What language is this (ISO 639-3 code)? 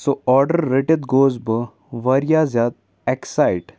kas